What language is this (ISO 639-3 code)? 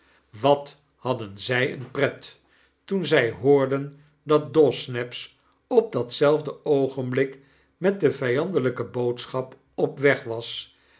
nld